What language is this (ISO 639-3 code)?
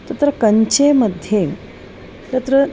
san